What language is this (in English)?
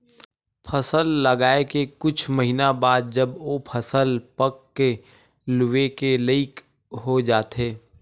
Chhattisgarhi